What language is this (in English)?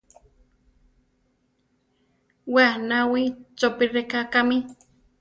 Central Tarahumara